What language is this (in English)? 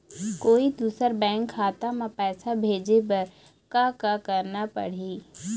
Chhattisgarhi